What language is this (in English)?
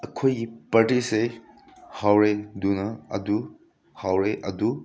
Manipuri